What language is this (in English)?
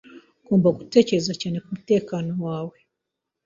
Kinyarwanda